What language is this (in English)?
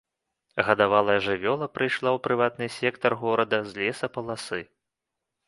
Belarusian